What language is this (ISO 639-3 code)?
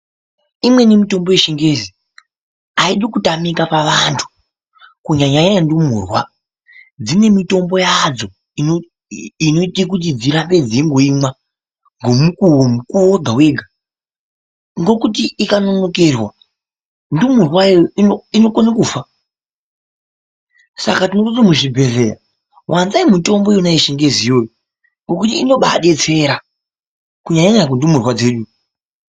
ndc